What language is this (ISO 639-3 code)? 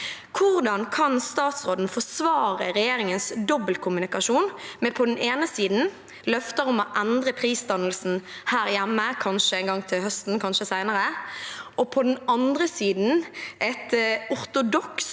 nor